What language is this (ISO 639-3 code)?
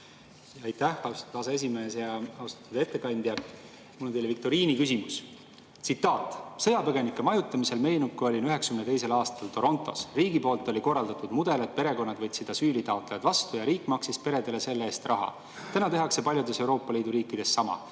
est